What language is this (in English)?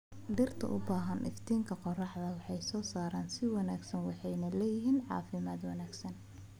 Somali